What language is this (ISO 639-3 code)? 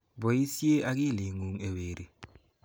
kln